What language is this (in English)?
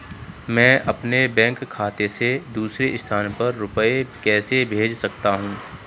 Hindi